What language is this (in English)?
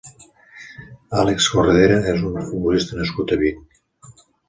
Catalan